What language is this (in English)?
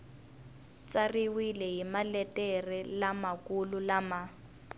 Tsonga